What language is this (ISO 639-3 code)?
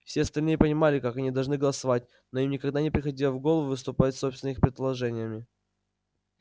rus